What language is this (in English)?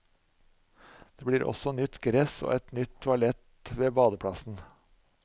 Norwegian